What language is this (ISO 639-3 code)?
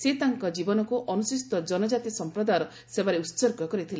ori